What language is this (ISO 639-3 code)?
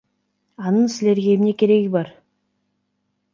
kir